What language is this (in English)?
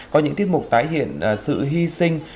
Vietnamese